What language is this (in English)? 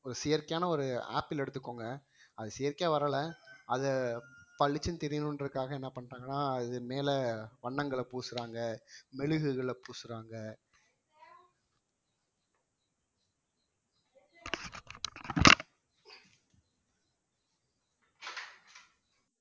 Tamil